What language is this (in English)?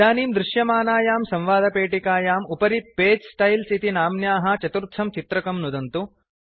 Sanskrit